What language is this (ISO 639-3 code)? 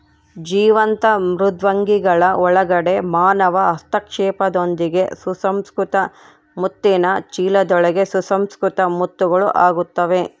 kan